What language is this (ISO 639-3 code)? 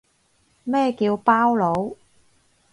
yue